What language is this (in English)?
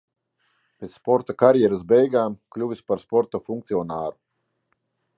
Latvian